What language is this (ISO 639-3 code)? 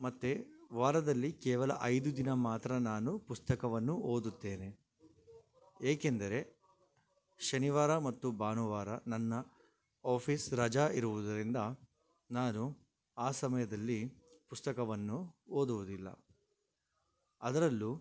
kan